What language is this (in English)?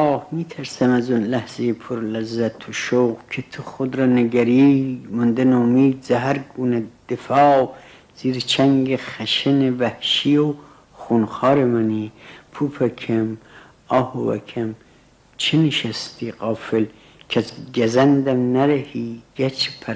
Persian